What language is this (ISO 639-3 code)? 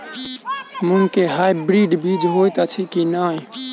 mai